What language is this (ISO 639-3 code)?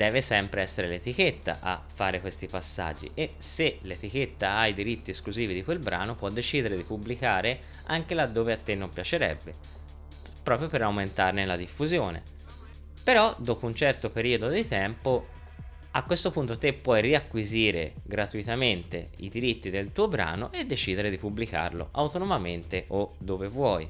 ita